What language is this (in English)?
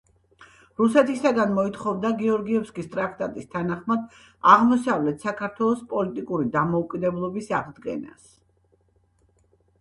Georgian